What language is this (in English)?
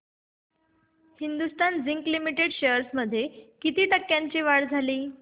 Marathi